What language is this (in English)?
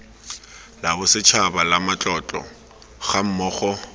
Tswana